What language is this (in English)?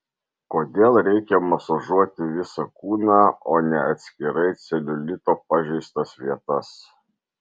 Lithuanian